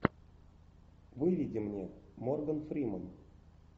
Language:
Russian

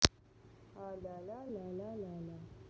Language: Russian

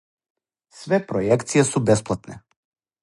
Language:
Serbian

